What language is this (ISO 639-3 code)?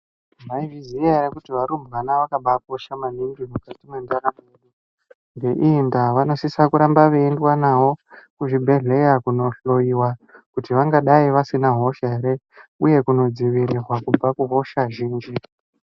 ndc